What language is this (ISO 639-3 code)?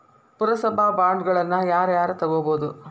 kan